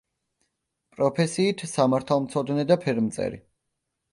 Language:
Georgian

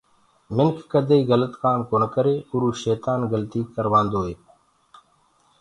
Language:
Gurgula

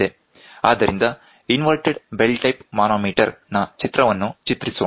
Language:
Kannada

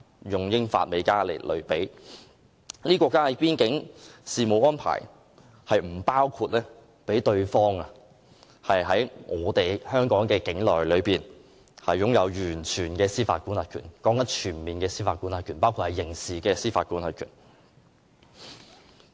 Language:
Cantonese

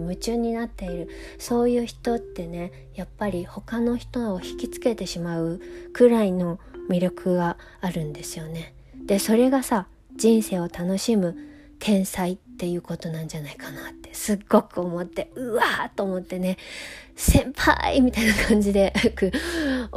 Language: Japanese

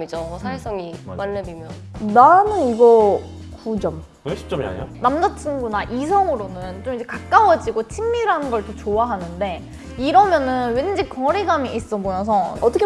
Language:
Korean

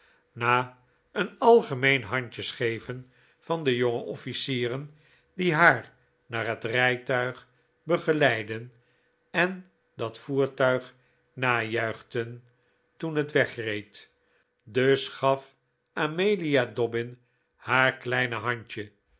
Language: Dutch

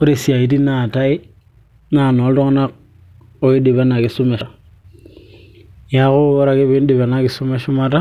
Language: Masai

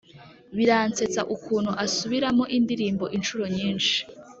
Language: Kinyarwanda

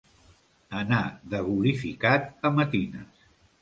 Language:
Catalan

